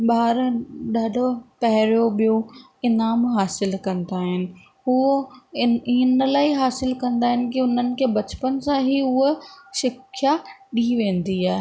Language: Sindhi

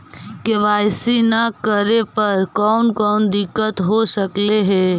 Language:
Magahi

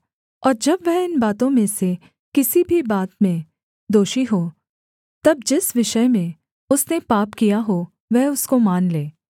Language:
Hindi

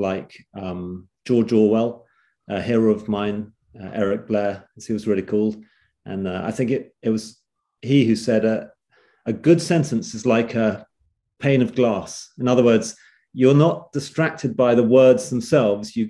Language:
English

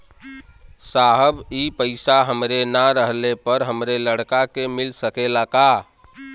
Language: Bhojpuri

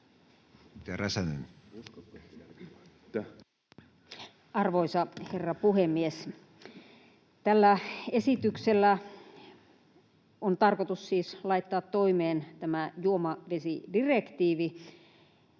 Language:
Finnish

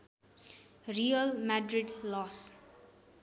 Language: Nepali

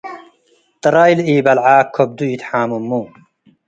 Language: Tigre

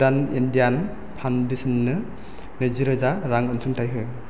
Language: Bodo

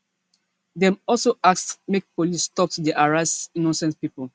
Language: Nigerian Pidgin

